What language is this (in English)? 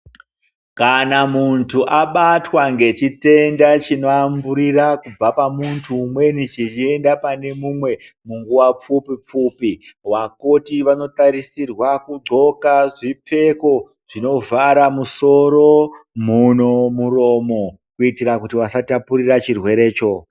Ndau